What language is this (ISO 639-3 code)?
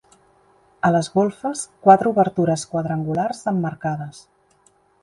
cat